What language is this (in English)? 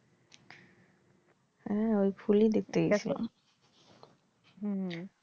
Bangla